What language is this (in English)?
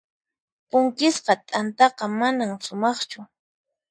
Puno Quechua